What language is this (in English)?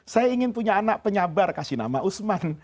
Indonesian